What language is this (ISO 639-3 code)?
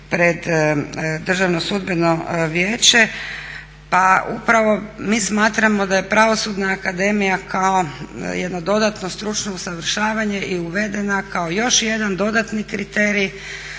hrv